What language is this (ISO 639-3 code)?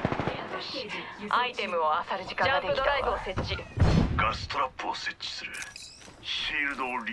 jpn